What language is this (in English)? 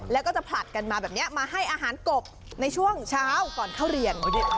Thai